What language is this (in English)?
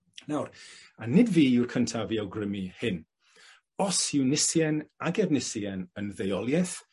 Welsh